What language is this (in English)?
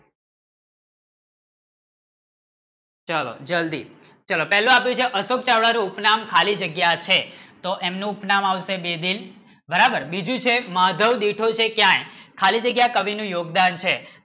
Gujarati